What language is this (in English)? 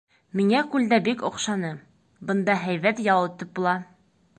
Bashkir